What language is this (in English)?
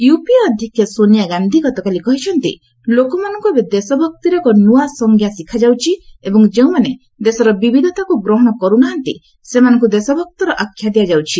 Odia